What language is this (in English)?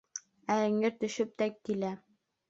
Bashkir